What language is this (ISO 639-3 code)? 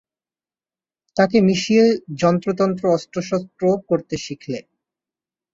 ben